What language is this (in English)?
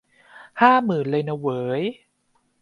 Thai